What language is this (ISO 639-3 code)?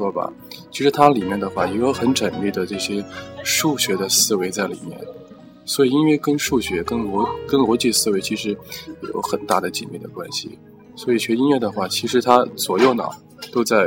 zho